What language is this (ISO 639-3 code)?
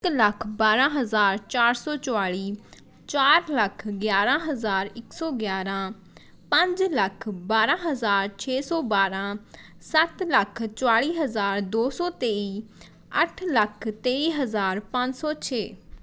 pan